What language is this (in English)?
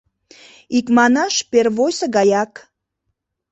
Mari